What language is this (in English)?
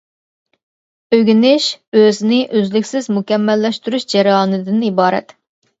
Uyghur